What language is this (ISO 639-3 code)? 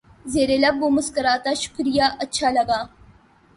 urd